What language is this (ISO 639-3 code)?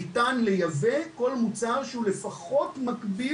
heb